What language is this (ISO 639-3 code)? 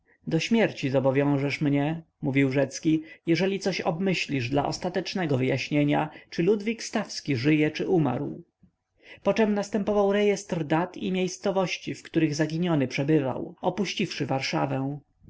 pol